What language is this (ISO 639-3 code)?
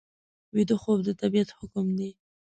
pus